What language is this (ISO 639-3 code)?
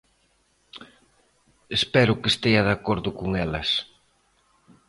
glg